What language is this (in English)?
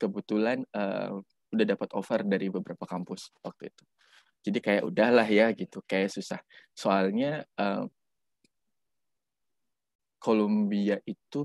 Indonesian